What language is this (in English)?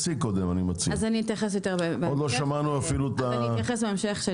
Hebrew